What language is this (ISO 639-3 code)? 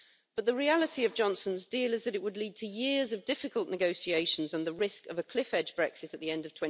eng